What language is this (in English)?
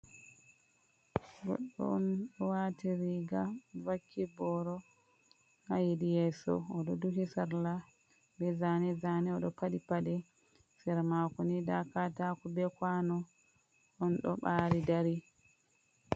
Fula